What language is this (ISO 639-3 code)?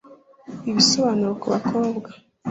kin